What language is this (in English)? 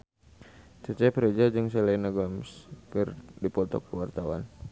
Sundanese